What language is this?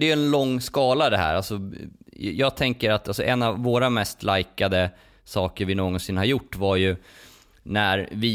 Swedish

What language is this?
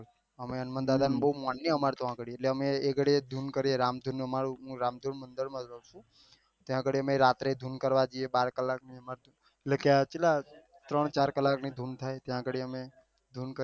Gujarati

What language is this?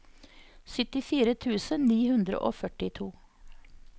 Norwegian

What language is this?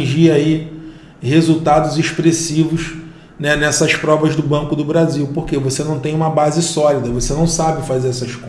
Portuguese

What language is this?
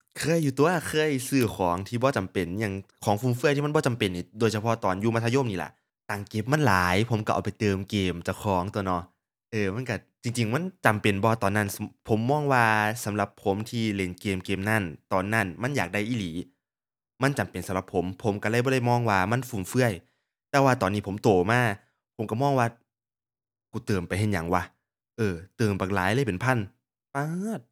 Thai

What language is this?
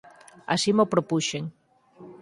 Galician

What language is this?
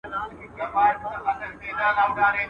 Pashto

